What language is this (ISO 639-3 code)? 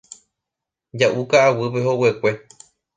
grn